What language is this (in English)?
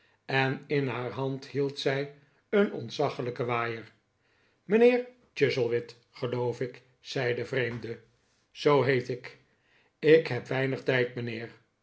Dutch